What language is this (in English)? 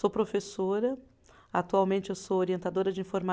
Portuguese